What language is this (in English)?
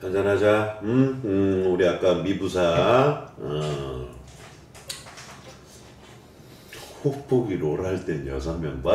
Korean